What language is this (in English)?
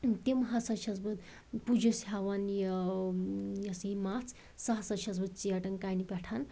Kashmiri